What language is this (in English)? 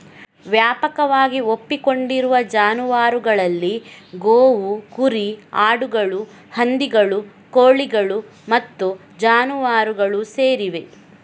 Kannada